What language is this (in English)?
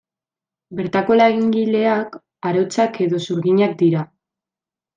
Basque